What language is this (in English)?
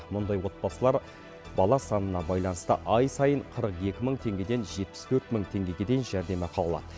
Kazakh